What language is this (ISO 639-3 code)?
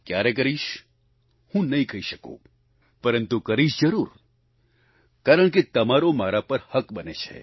guj